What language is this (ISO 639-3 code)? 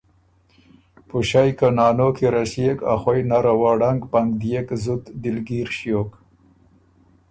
oru